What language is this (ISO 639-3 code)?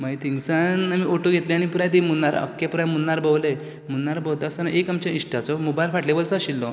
kok